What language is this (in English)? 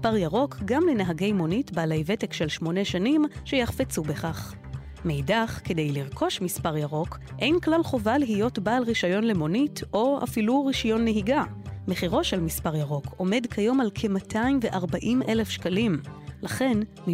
Hebrew